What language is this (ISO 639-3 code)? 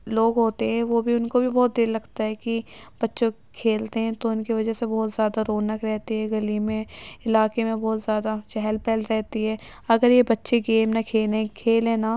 urd